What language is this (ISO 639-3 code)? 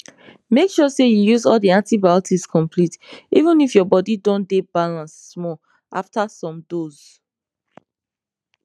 pcm